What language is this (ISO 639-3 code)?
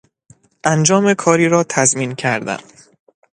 fas